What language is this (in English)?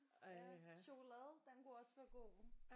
Danish